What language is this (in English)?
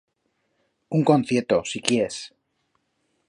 Aragonese